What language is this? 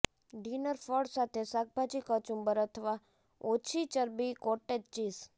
Gujarati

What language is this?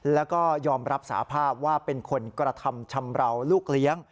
Thai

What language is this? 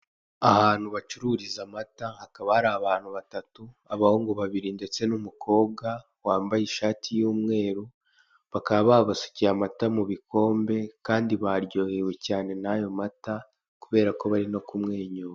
Kinyarwanda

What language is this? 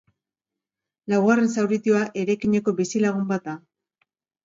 Basque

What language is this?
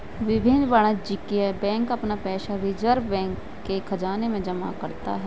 Hindi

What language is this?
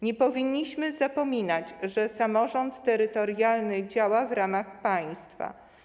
Polish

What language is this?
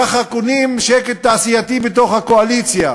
Hebrew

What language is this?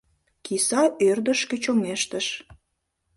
Mari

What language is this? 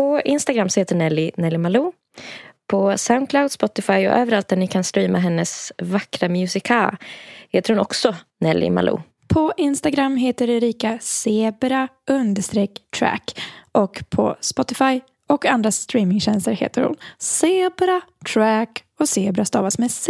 Swedish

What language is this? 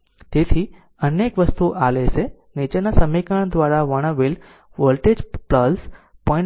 Gujarati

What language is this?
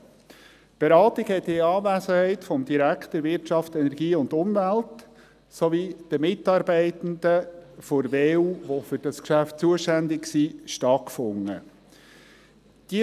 Swiss German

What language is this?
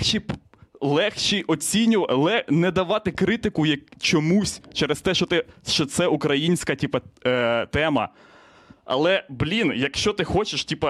Ukrainian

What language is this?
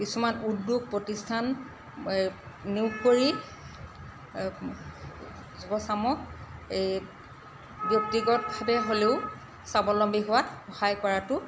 Assamese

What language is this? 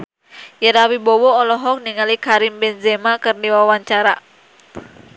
Sundanese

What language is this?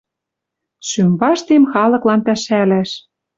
Western Mari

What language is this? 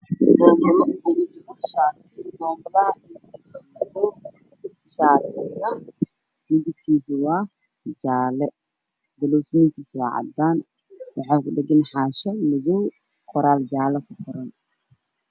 Somali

